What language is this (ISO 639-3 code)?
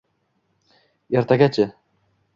uzb